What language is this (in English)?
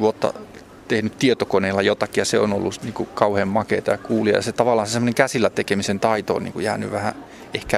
Finnish